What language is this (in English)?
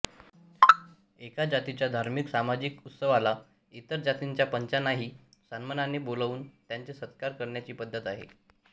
Marathi